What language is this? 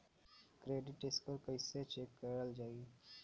Bhojpuri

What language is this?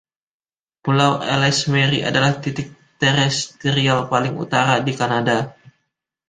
Indonesian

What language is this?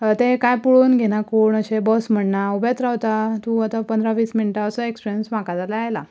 Konkani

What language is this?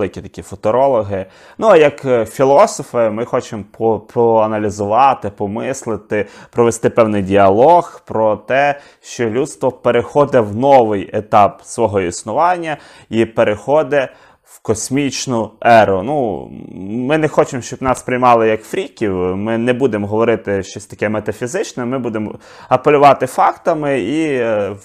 Ukrainian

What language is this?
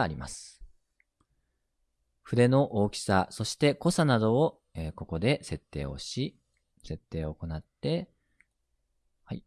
Japanese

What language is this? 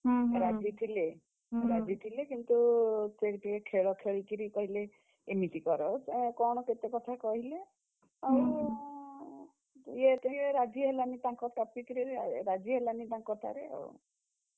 Odia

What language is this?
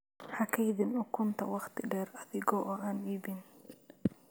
Somali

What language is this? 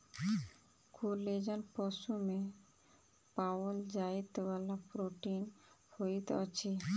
Maithili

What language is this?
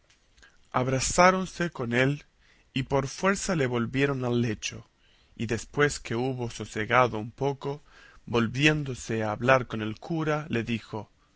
Spanish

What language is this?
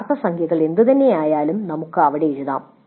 Malayalam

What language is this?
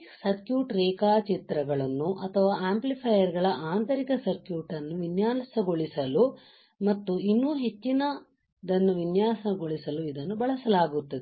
Kannada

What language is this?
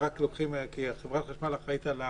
Hebrew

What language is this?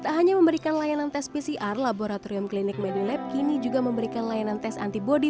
Indonesian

